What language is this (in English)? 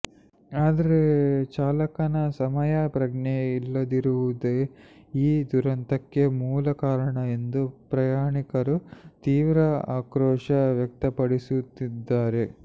Kannada